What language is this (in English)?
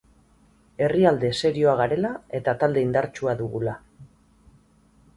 Basque